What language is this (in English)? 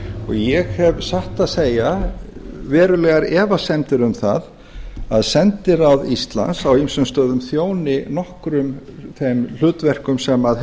Icelandic